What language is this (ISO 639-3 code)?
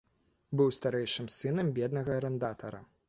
bel